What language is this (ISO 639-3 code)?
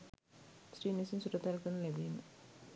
sin